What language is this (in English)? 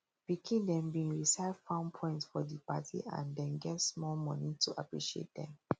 Nigerian Pidgin